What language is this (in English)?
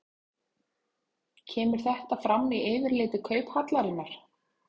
Icelandic